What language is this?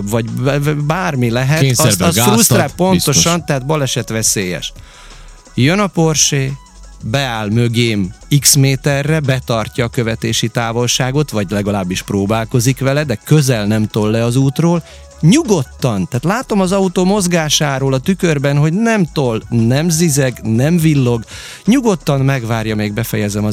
Hungarian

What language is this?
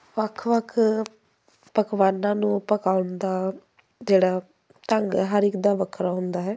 Punjabi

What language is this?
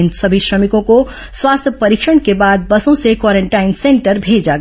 Hindi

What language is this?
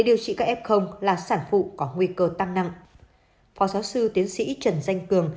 Vietnamese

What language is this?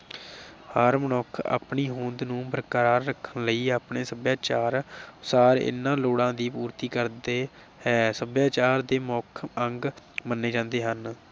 Punjabi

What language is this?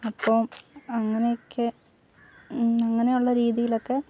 Malayalam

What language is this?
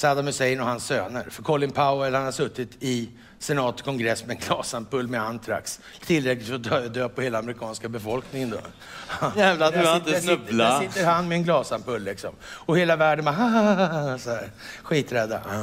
Swedish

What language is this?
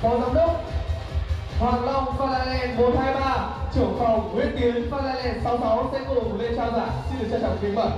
Vietnamese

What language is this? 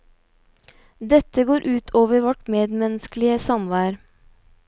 Norwegian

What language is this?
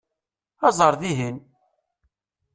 Kabyle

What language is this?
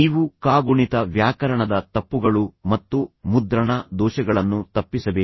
Kannada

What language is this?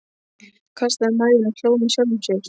Icelandic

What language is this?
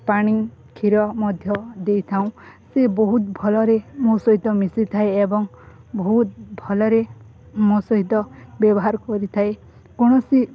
Odia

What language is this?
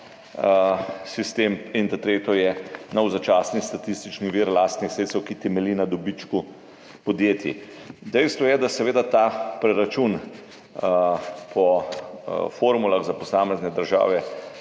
Slovenian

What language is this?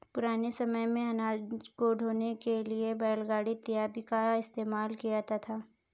Hindi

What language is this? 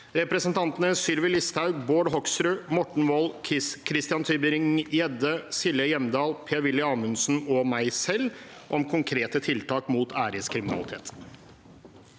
Norwegian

